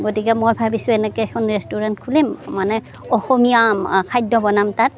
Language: Assamese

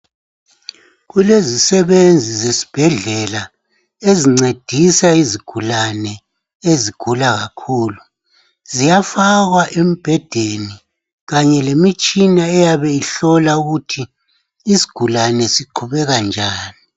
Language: North Ndebele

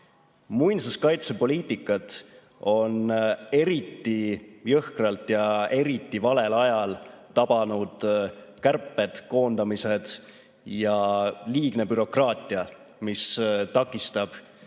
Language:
Estonian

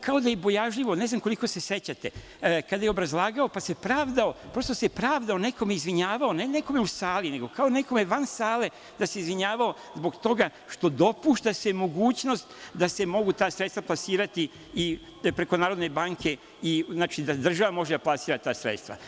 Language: Serbian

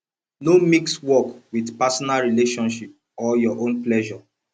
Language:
Nigerian Pidgin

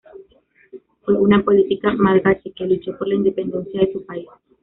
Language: Spanish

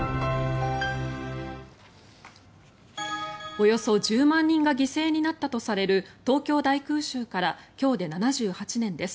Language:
Japanese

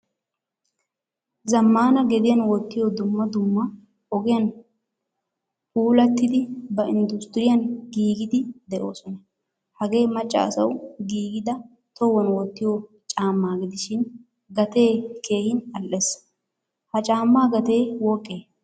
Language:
Wolaytta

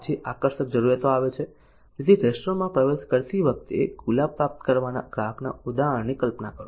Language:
Gujarati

